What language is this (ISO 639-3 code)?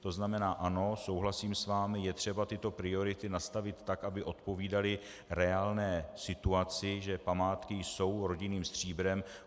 ces